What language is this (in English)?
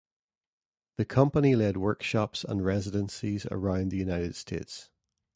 English